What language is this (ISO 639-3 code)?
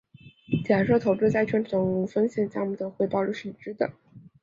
zho